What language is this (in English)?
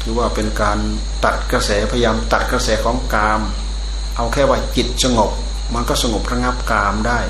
Thai